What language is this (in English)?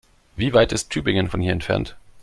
German